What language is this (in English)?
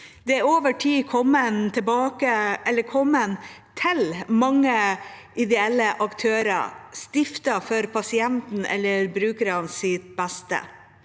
Norwegian